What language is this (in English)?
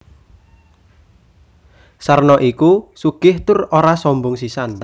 Javanese